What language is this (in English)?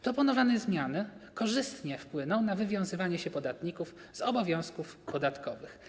Polish